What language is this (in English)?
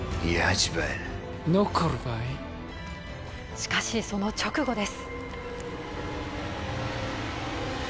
Japanese